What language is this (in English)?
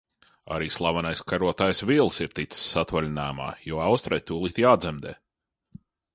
Latvian